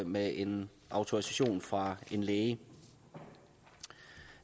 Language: Danish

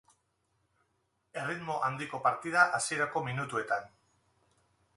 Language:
Basque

